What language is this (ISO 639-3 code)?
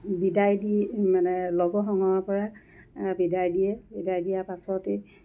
asm